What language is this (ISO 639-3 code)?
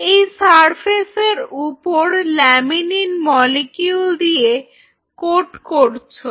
ben